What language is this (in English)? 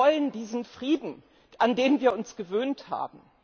German